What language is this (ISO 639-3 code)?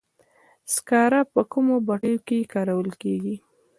pus